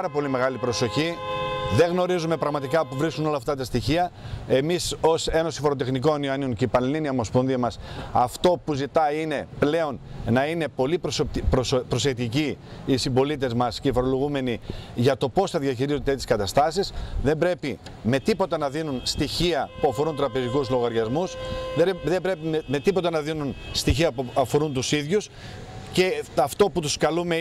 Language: Greek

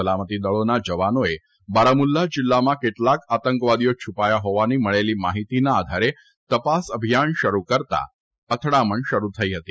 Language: Gujarati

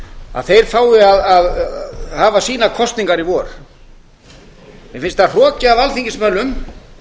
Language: Icelandic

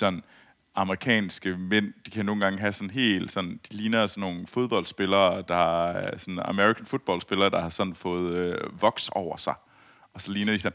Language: Danish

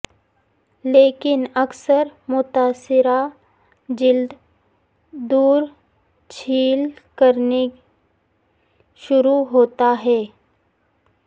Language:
Urdu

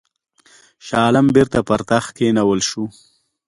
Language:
Pashto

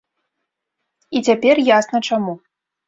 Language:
Belarusian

